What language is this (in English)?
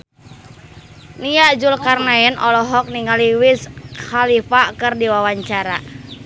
Sundanese